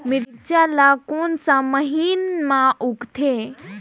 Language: Chhattisgarhi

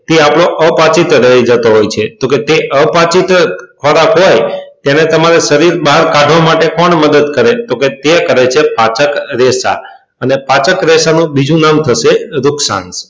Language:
Gujarati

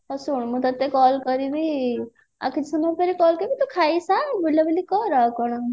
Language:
Odia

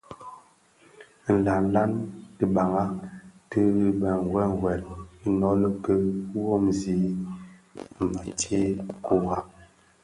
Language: Bafia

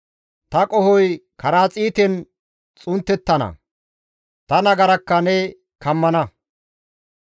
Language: Gamo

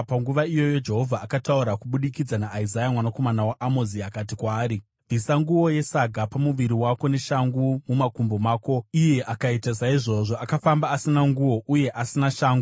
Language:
Shona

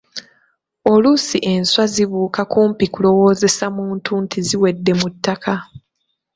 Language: Ganda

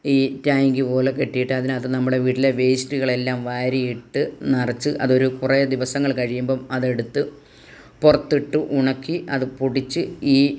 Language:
Malayalam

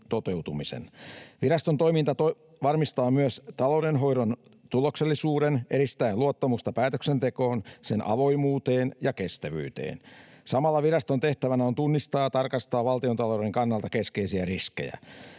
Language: Finnish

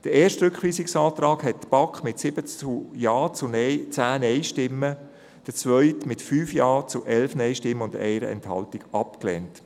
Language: Swiss German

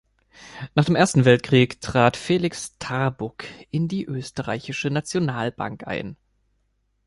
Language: German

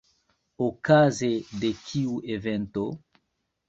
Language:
Esperanto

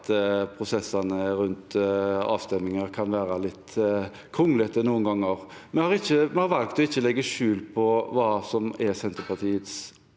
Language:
Norwegian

